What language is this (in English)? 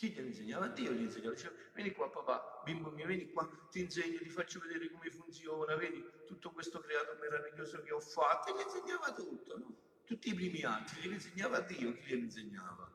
Italian